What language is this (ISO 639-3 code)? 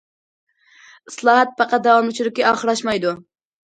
uig